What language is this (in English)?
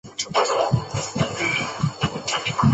Chinese